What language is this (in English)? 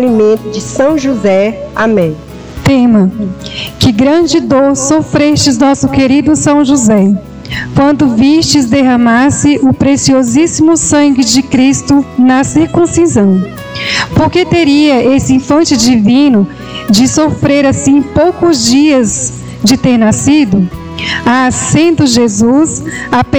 Portuguese